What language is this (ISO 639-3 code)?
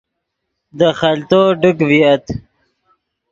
ydg